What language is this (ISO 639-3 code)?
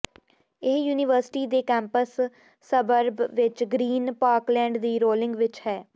pan